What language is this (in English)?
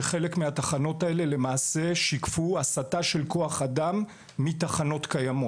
Hebrew